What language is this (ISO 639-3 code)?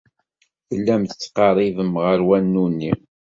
kab